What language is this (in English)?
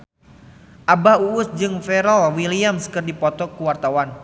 Sundanese